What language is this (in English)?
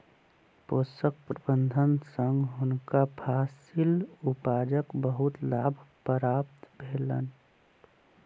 Maithili